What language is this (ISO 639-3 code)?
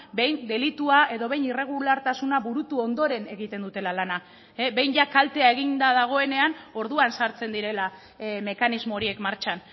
eus